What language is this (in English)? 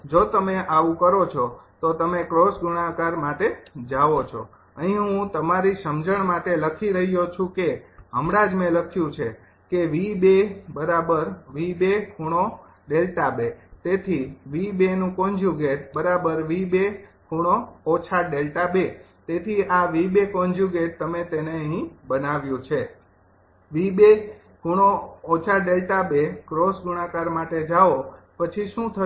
Gujarati